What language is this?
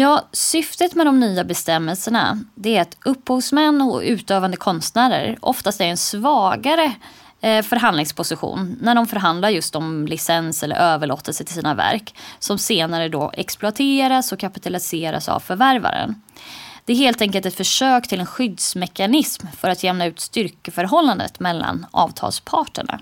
Swedish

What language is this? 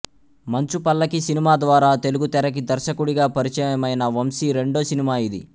Telugu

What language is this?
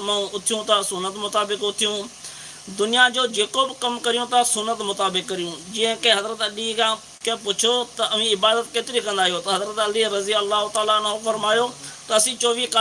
Sindhi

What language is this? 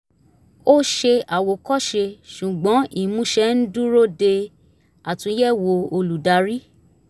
Yoruba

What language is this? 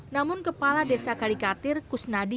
Indonesian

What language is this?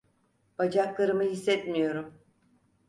Turkish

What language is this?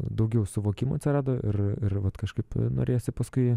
Lithuanian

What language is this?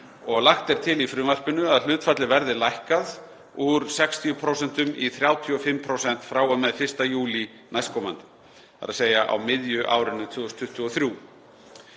Icelandic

